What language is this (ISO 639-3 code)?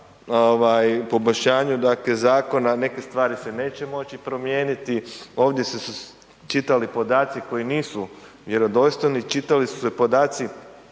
hrv